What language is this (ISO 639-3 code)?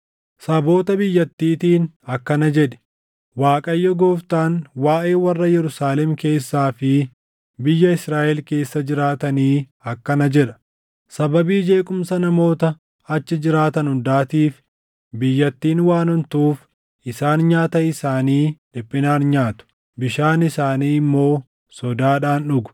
orm